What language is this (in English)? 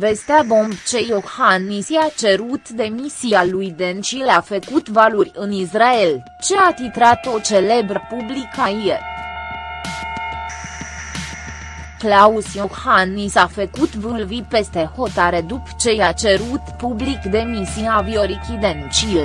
Romanian